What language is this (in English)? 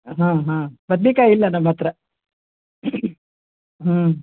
Kannada